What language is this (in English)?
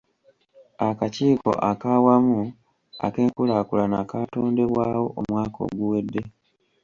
Ganda